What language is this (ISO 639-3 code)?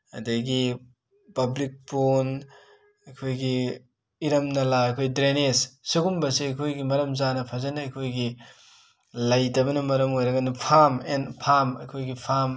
mni